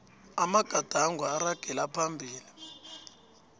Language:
South Ndebele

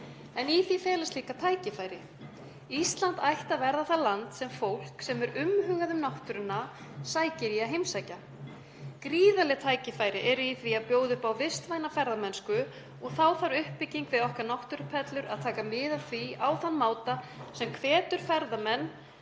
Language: Icelandic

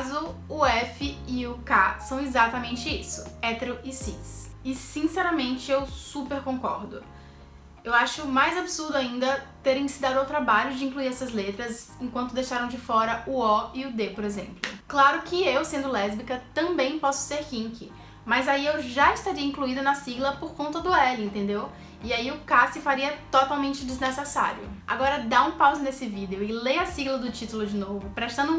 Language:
Portuguese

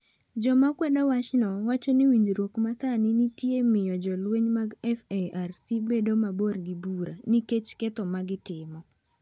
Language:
Luo (Kenya and Tanzania)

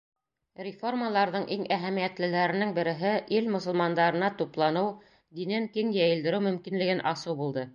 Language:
Bashkir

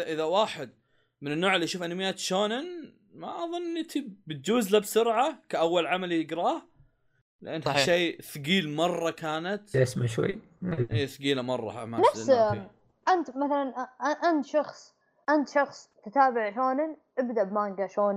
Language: Arabic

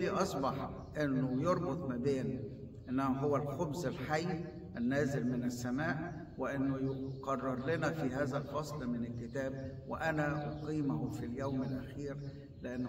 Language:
Arabic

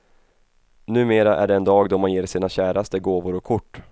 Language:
Swedish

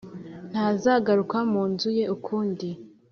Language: Kinyarwanda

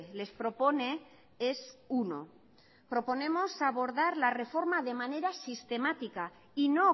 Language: Spanish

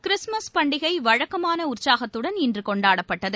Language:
Tamil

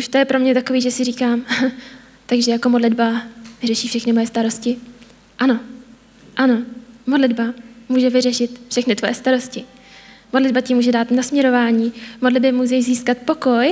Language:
Czech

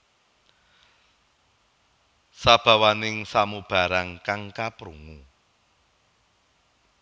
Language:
Javanese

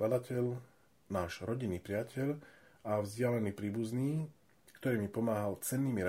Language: Slovak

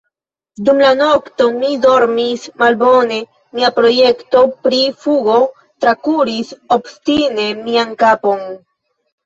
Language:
Esperanto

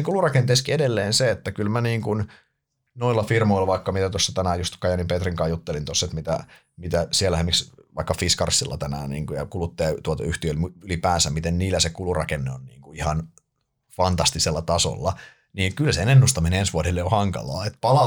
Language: Finnish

